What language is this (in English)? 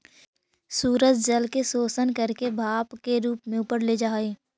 Magahi